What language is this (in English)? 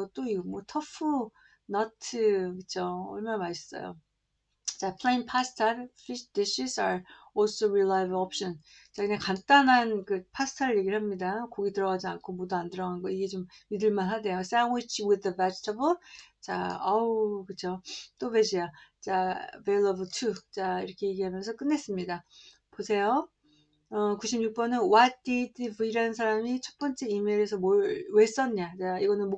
Korean